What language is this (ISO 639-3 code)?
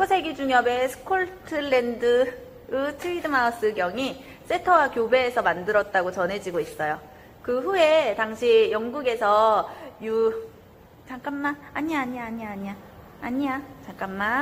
kor